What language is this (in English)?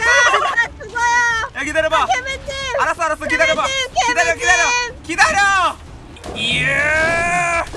Korean